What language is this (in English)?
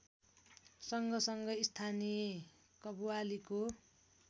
Nepali